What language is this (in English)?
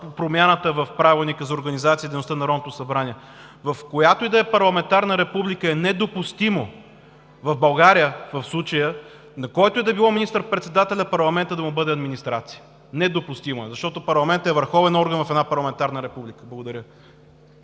Bulgarian